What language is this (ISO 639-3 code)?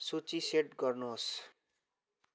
nep